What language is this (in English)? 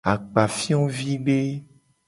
Gen